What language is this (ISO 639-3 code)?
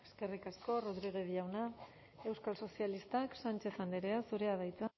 eus